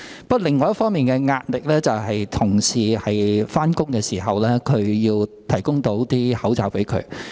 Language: Cantonese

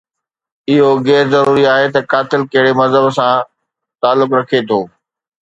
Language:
Sindhi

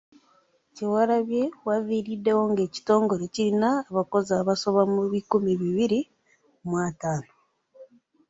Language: Ganda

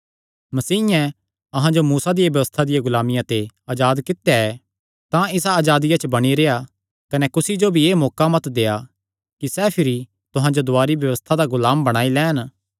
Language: Kangri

